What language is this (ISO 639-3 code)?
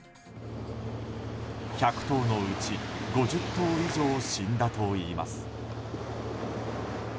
jpn